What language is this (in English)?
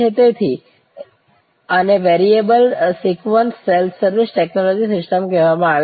Gujarati